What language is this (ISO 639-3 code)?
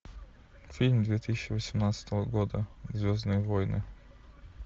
rus